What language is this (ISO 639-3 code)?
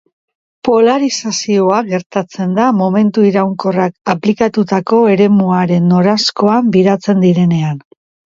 eus